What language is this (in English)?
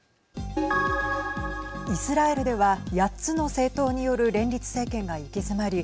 Japanese